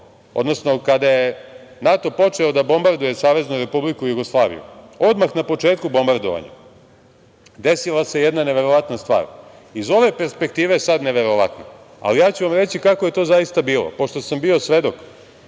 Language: Serbian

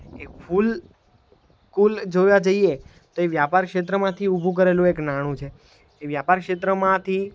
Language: Gujarati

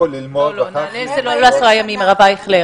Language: Hebrew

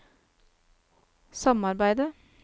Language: Norwegian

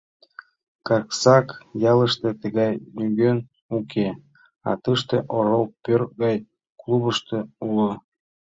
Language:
Mari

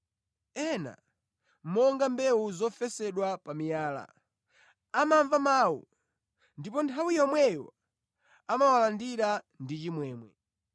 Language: Nyanja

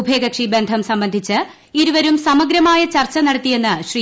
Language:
Malayalam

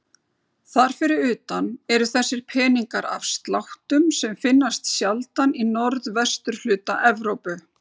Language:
Icelandic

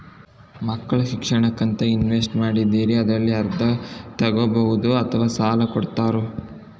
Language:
Kannada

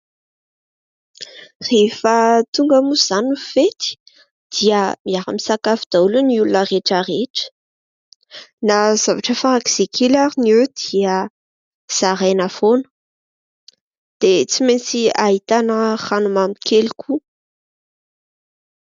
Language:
Malagasy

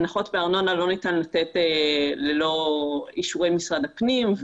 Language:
Hebrew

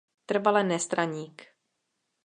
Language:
Czech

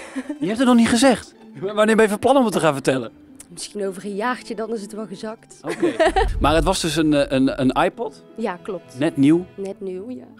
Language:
Dutch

